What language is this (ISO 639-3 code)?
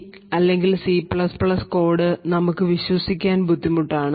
mal